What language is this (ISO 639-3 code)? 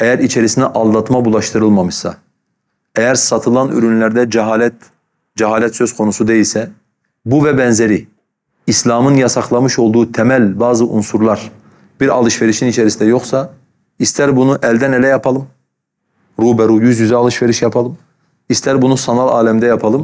tur